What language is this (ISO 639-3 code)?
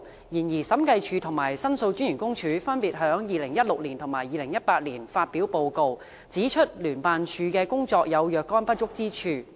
yue